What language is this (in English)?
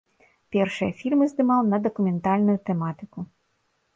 Belarusian